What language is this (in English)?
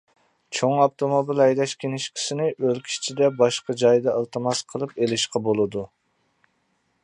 Uyghur